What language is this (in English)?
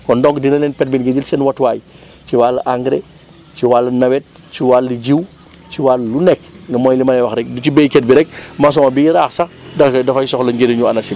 Wolof